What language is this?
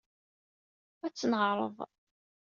Kabyle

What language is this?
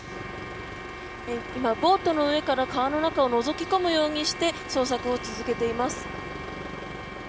Japanese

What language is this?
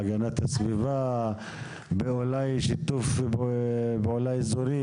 Hebrew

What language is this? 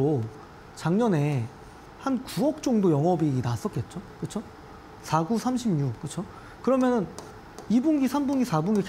Korean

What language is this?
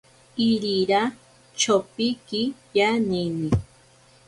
Ashéninka Perené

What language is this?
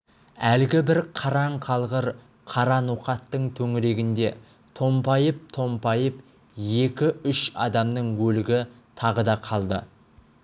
Kazakh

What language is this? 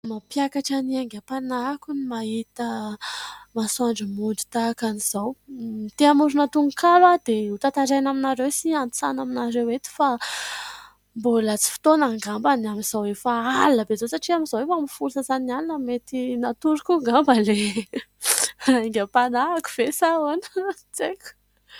Malagasy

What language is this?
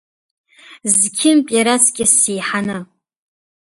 Abkhazian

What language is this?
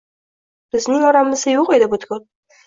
Uzbek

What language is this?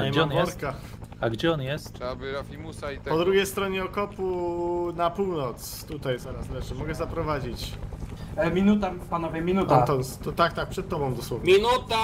Polish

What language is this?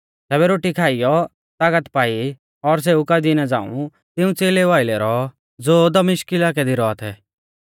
Mahasu Pahari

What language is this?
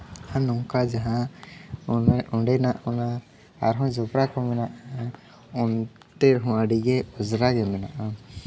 Santali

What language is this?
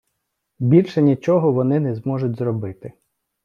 Ukrainian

